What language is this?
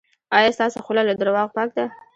Pashto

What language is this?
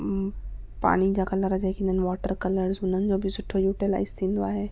Sindhi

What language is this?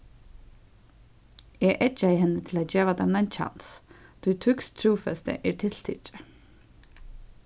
Faroese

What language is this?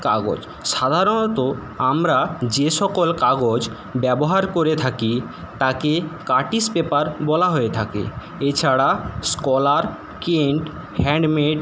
Bangla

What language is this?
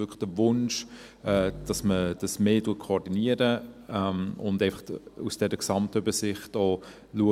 Swiss German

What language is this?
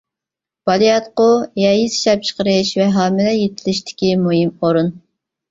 Uyghur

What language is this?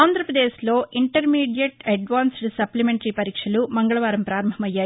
Telugu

